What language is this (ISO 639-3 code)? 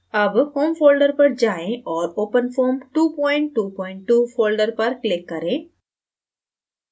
hin